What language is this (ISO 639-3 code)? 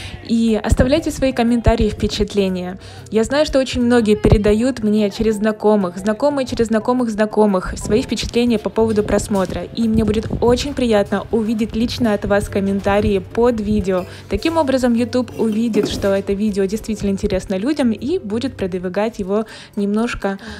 rus